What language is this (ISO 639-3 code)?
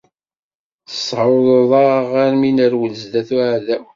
kab